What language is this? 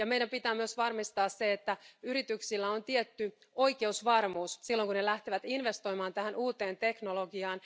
Finnish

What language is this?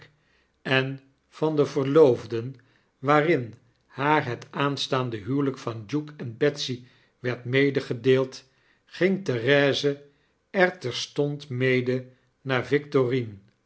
Dutch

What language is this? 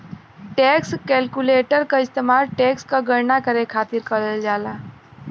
Bhojpuri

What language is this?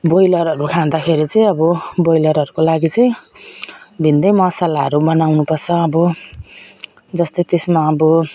Nepali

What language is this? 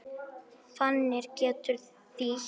Icelandic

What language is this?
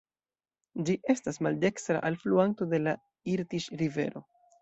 Esperanto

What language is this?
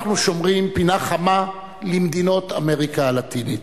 Hebrew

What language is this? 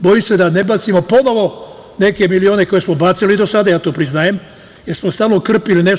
Serbian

